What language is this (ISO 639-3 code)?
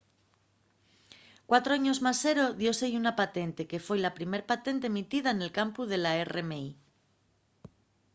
ast